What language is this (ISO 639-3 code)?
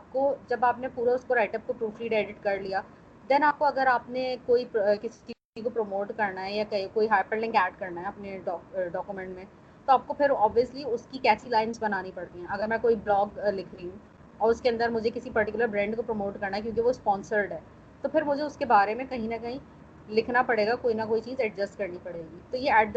urd